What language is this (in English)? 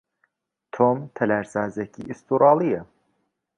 Central Kurdish